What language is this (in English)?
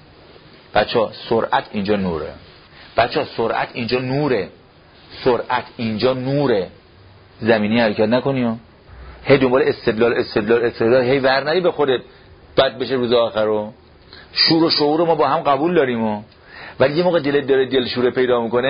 Persian